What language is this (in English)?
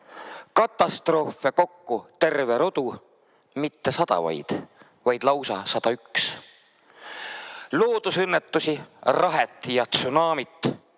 Estonian